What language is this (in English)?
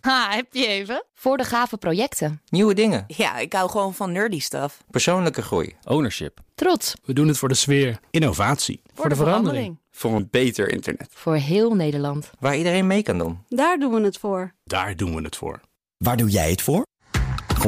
Dutch